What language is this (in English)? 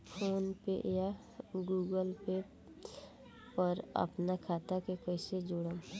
Bhojpuri